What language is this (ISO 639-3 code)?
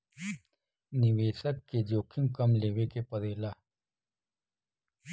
bho